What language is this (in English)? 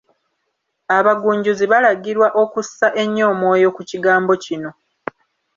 Ganda